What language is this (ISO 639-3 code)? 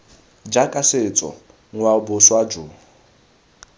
tsn